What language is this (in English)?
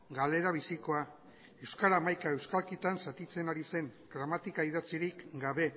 Basque